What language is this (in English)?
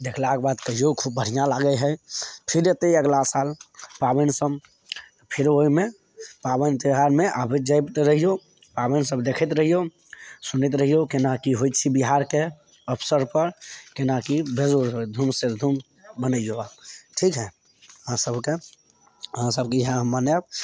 Maithili